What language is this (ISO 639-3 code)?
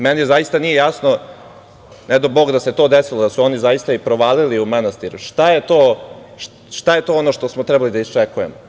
srp